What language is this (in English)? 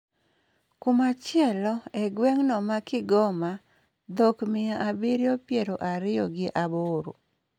Luo (Kenya and Tanzania)